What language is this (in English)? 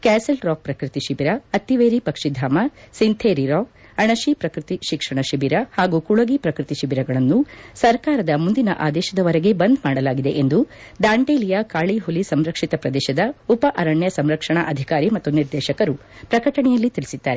Kannada